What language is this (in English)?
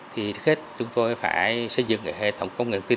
Vietnamese